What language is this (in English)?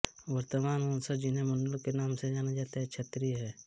Hindi